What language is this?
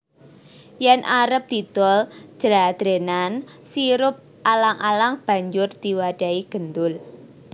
Javanese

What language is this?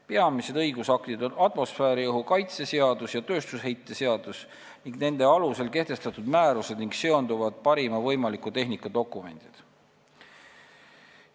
Estonian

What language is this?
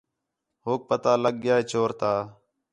Khetrani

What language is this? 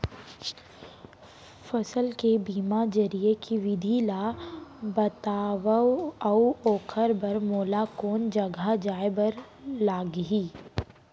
Chhattisgarhi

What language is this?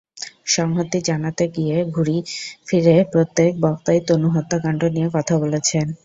Bangla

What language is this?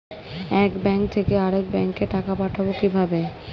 Bangla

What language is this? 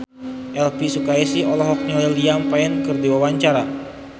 Sundanese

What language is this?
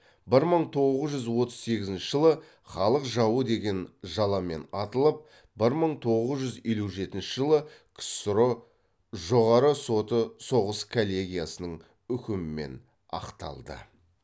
Kazakh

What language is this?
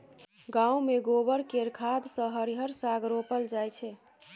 Maithili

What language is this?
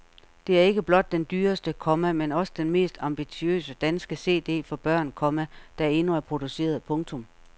Danish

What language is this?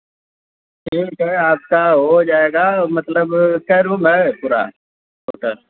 Hindi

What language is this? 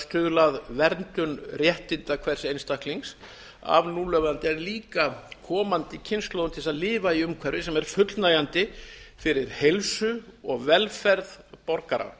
Icelandic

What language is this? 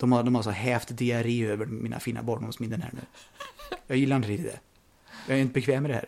Swedish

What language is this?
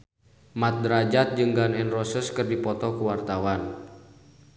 Sundanese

